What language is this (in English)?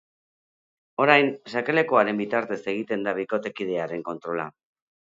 Basque